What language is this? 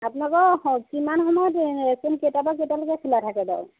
Assamese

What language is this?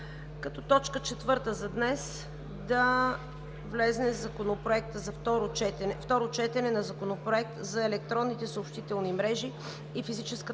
Bulgarian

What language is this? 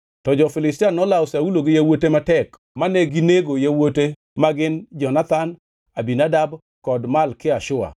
Luo (Kenya and Tanzania)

